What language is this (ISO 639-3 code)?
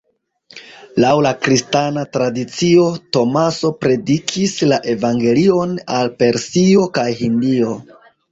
epo